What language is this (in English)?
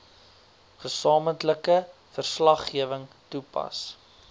Afrikaans